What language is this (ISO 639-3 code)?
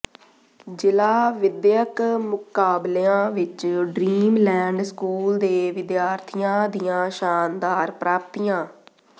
pan